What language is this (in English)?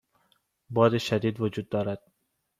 Persian